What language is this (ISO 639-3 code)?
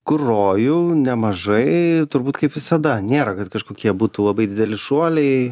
lit